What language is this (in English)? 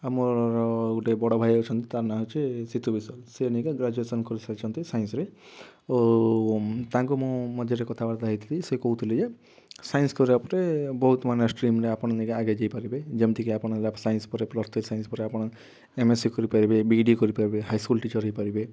Odia